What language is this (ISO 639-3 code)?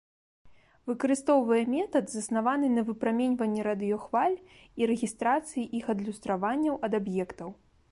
bel